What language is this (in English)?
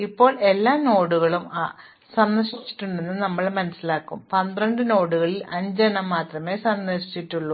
Malayalam